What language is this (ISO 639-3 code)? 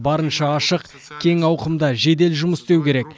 kaz